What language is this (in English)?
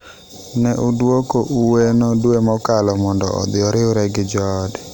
Luo (Kenya and Tanzania)